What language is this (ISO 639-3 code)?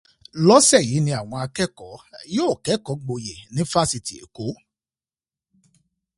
yor